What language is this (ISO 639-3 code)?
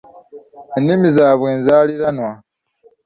lug